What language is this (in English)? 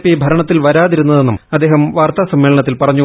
Malayalam